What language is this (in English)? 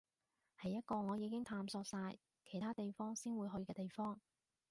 Cantonese